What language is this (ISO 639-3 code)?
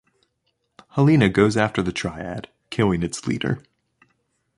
eng